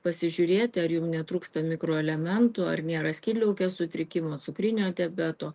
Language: Lithuanian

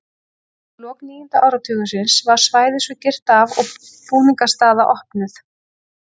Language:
Icelandic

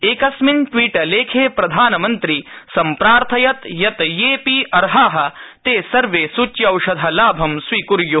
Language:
Sanskrit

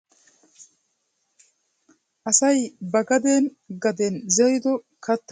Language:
Wolaytta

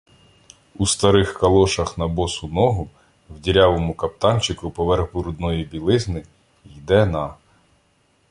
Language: Ukrainian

